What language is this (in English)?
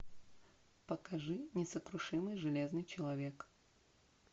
Russian